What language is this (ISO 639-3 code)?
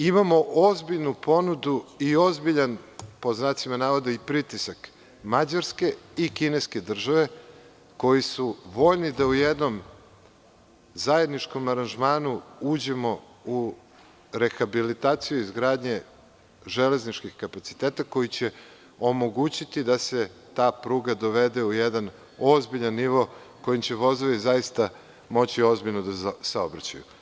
srp